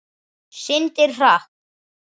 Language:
Icelandic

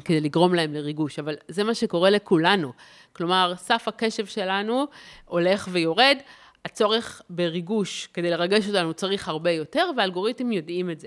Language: Hebrew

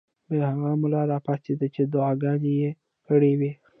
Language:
Pashto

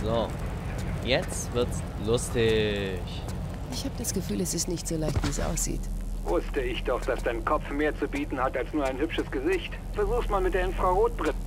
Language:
German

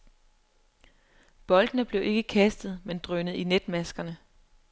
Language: Danish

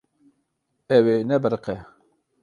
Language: Kurdish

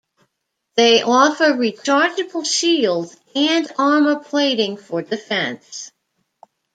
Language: English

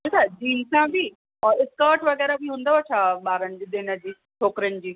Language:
Sindhi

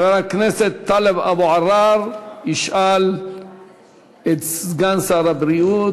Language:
Hebrew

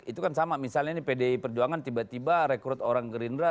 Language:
Indonesian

